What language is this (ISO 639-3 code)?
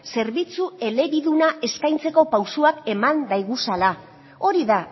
eus